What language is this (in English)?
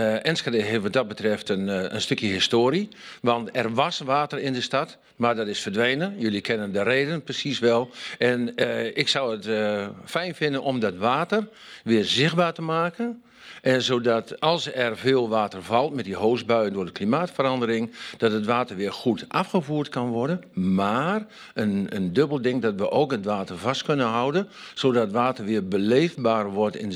Dutch